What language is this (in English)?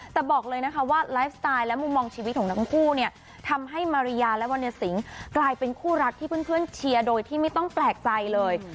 Thai